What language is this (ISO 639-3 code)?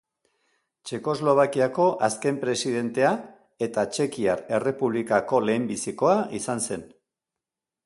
eus